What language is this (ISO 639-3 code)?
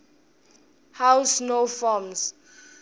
ssw